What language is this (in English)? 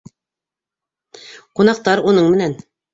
Bashkir